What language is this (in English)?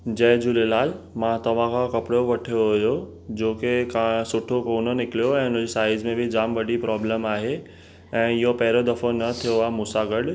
Sindhi